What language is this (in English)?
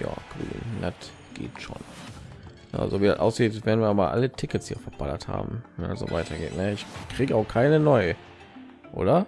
German